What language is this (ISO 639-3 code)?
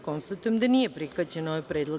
srp